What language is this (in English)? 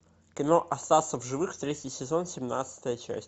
Russian